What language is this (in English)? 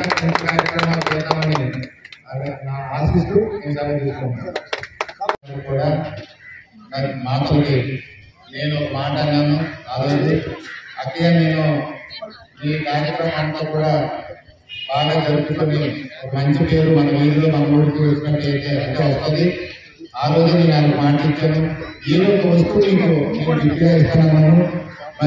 Arabic